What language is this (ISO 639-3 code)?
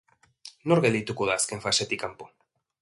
eus